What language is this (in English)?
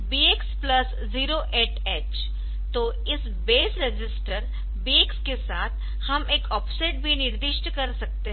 Hindi